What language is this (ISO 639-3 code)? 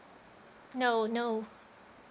eng